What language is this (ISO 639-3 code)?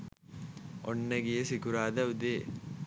sin